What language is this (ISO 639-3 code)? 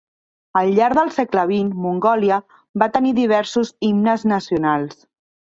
cat